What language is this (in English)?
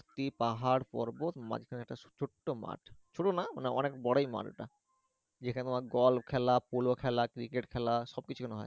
Bangla